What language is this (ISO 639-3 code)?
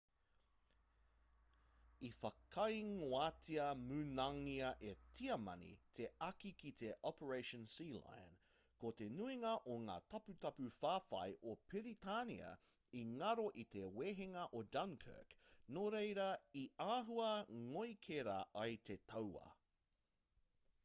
mri